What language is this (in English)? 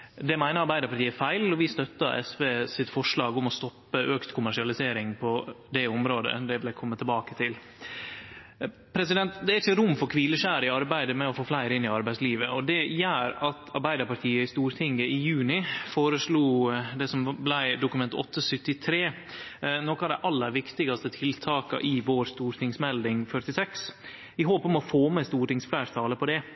Norwegian Nynorsk